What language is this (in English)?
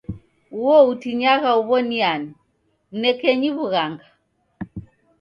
Taita